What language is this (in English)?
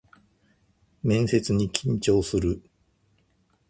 Japanese